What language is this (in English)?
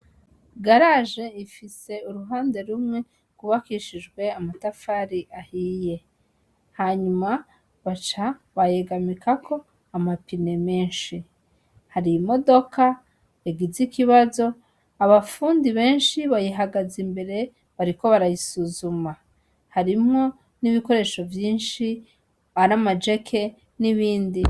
Rundi